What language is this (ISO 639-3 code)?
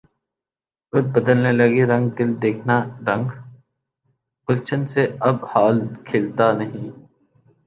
urd